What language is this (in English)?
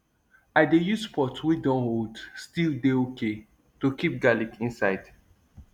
Nigerian Pidgin